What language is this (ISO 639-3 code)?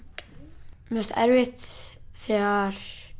isl